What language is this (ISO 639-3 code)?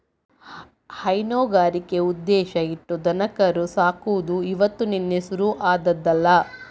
kan